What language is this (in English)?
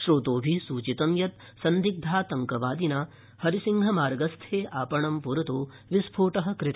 Sanskrit